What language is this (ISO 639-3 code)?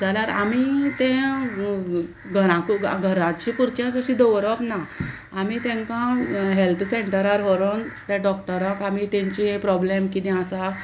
kok